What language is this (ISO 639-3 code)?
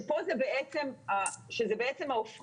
heb